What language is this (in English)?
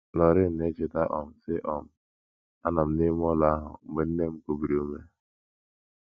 Igbo